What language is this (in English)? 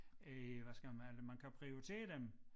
Danish